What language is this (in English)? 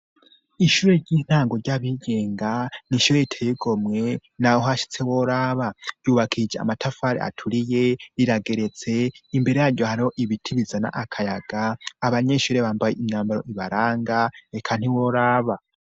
Rundi